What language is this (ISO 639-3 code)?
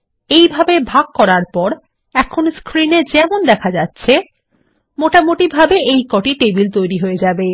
ben